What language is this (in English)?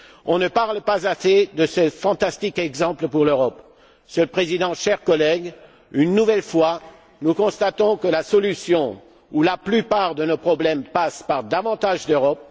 French